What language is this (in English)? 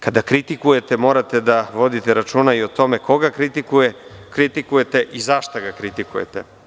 Serbian